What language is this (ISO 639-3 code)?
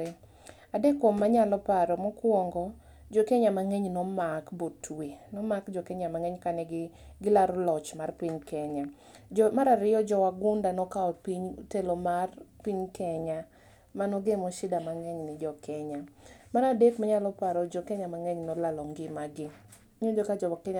luo